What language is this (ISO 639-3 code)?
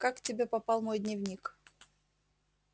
rus